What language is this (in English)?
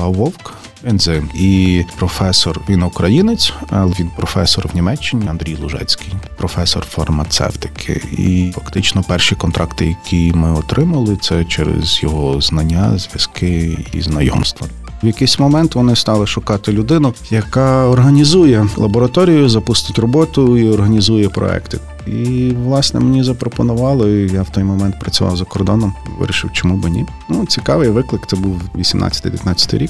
Ukrainian